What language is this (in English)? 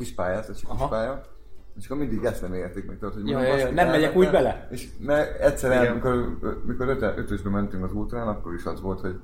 Hungarian